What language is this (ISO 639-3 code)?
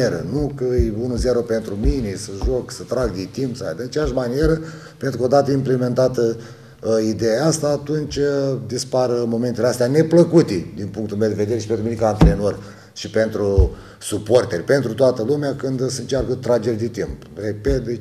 ron